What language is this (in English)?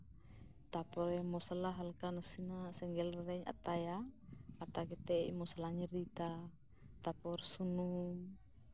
Santali